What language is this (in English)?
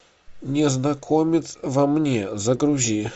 Russian